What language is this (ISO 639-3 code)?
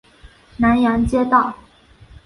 zho